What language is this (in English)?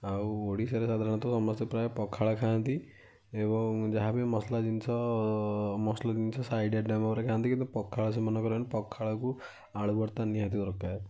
Odia